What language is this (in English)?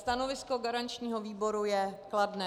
Czech